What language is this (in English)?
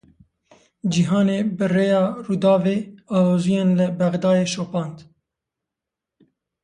Kurdish